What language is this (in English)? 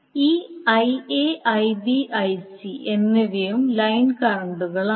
Malayalam